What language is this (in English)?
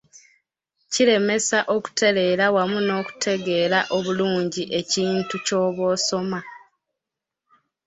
Ganda